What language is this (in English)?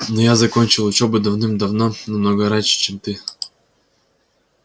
Russian